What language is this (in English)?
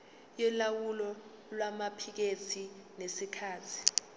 Zulu